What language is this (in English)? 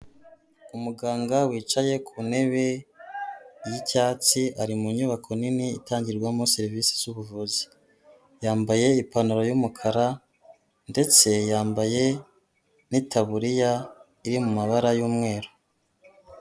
Kinyarwanda